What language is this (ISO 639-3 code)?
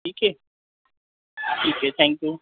urd